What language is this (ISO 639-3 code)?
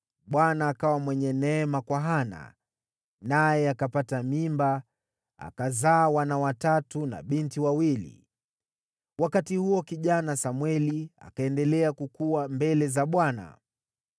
swa